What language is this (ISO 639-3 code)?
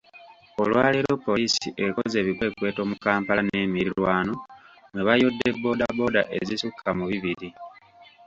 lug